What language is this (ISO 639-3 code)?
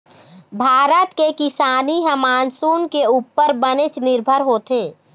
hne